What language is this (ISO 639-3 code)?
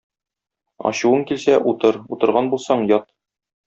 tat